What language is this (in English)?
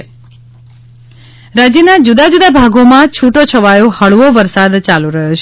Gujarati